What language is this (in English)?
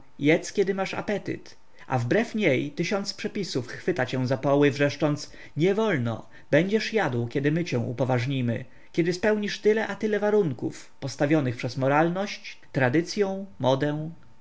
Polish